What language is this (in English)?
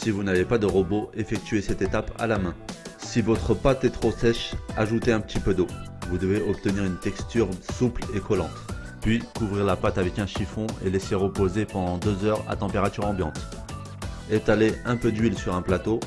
French